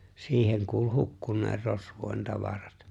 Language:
Finnish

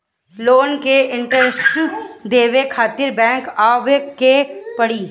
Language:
Bhojpuri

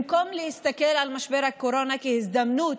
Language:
Hebrew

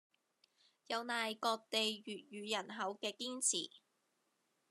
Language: Cantonese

